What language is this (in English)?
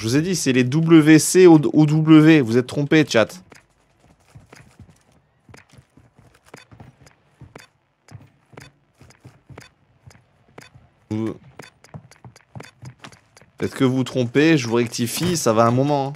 French